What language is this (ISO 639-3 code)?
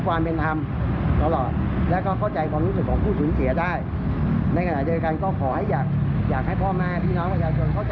tha